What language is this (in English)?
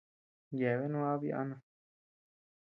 Tepeuxila Cuicatec